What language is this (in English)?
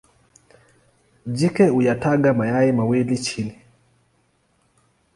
Swahili